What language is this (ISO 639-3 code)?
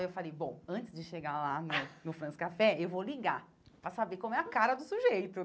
por